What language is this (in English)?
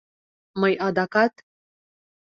Mari